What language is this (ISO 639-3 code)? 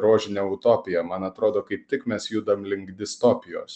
lit